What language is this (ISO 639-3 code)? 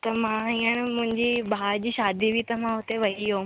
snd